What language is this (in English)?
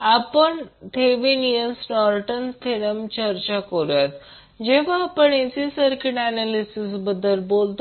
Marathi